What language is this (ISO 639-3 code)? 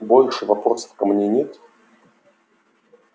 rus